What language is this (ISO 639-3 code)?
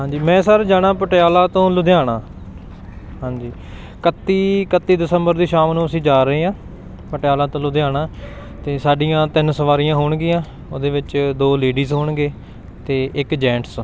pan